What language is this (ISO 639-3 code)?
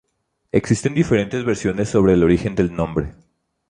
spa